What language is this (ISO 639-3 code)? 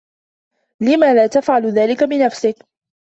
ara